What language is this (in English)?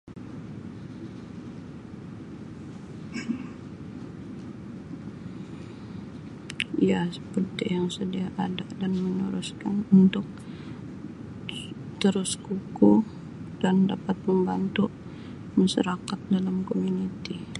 Sabah Malay